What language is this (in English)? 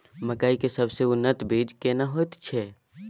Maithili